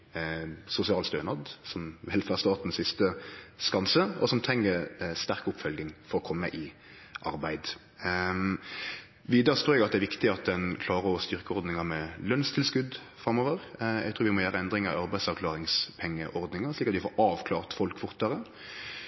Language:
Norwegian Nynorsk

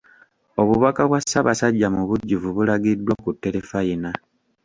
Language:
Ganda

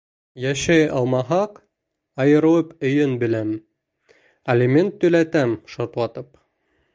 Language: Bashkir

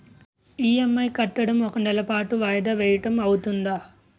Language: Telugu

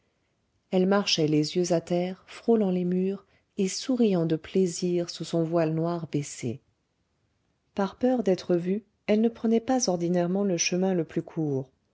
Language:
French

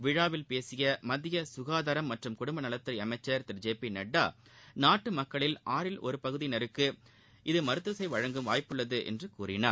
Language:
Tamil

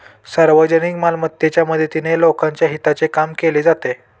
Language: Marathi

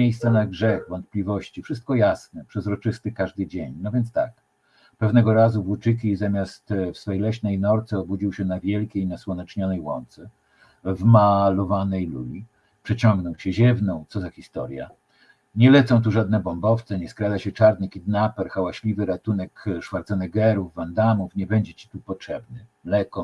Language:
Polish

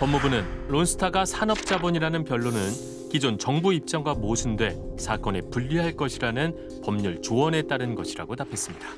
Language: Korean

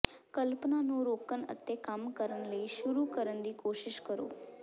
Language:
Punjabi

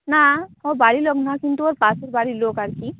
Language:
Bangla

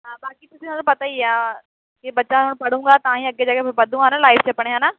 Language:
Punjabi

